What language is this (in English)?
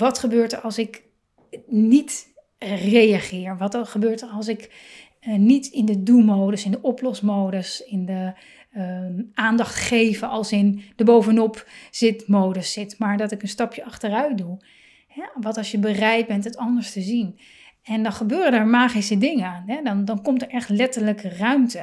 Dutch